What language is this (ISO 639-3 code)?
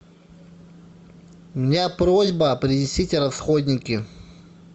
rus